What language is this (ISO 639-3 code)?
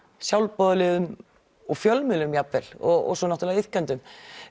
isl